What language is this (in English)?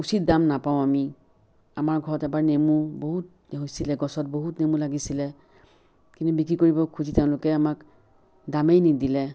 Assamese